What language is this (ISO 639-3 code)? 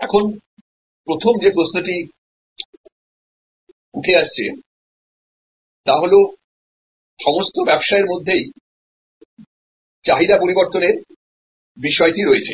ben